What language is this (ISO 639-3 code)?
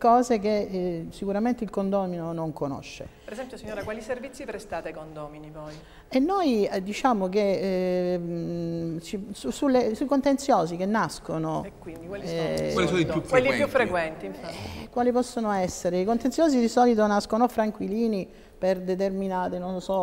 ita